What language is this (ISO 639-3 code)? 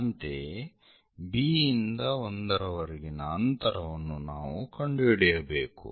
kan